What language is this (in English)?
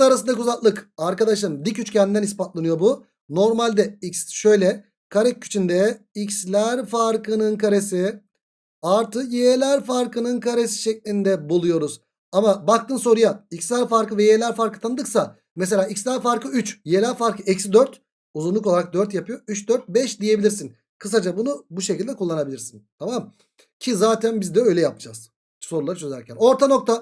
Turkish